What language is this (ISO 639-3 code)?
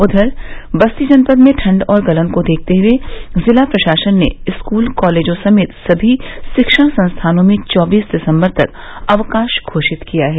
hin